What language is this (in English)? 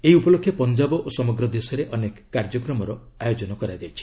Odia